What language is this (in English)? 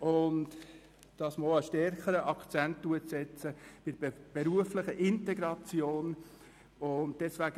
Swiss German